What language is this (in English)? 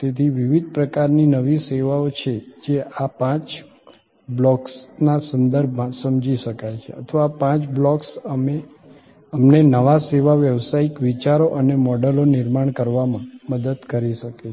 Gujarati